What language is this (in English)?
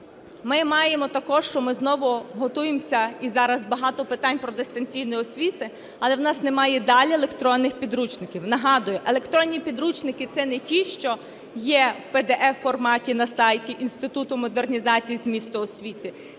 Ukrainian